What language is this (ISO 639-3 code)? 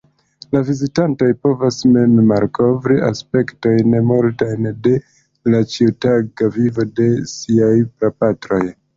epo